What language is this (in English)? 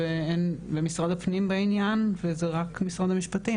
Hebrew